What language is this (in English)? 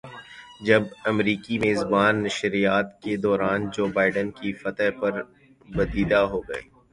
Urdu